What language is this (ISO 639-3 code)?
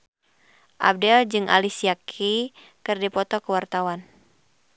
sun